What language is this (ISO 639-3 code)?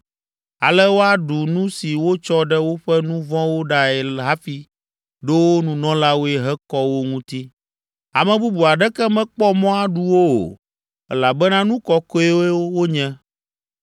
ewe